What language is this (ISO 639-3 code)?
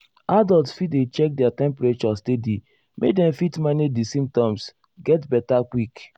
pcm